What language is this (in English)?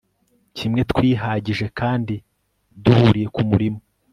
Kinyarwanda